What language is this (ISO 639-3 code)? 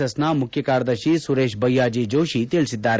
kan